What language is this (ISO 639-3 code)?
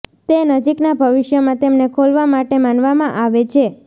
guj